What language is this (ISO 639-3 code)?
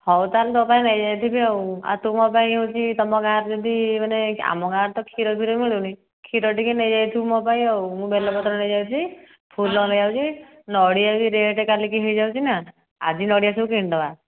ori